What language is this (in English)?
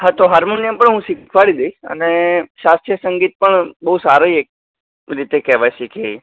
Gujarati